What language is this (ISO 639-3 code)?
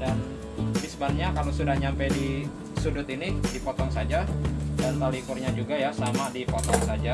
ind